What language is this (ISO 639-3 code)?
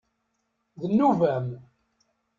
kab